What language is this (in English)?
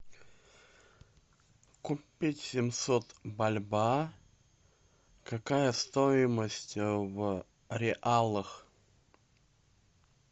Russian